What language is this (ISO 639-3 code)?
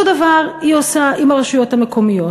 heb